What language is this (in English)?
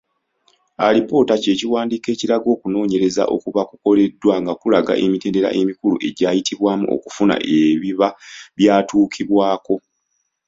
Ganda